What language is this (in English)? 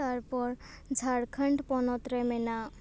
Santali